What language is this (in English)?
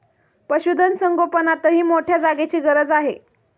Marathi